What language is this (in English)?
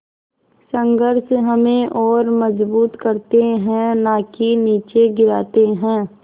Hindi